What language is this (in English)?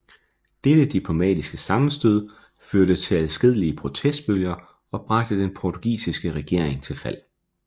Danish